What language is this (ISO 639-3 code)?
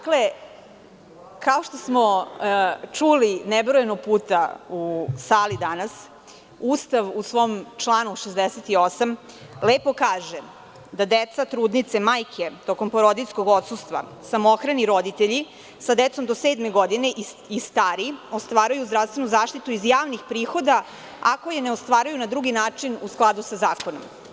srp